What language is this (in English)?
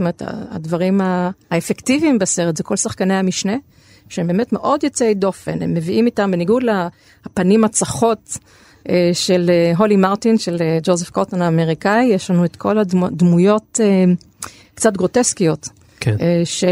Hebrew